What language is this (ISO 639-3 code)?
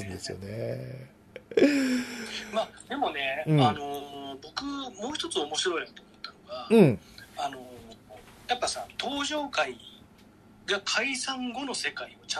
jpn